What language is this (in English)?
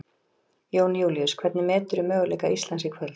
Icelandic